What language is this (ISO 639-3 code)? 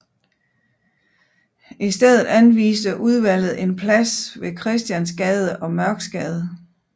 dan